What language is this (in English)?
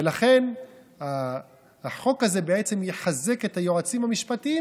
Hebrew